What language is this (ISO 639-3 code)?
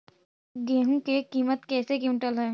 mag